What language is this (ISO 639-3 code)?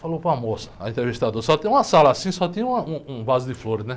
por